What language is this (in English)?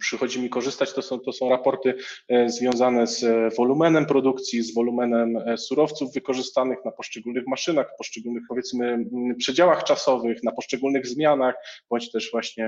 Polish